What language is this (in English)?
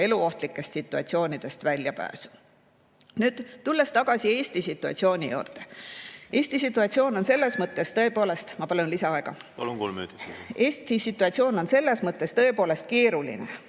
Estonian